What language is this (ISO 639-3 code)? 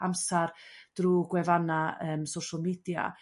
cym